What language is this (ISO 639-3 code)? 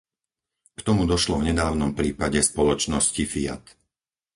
slk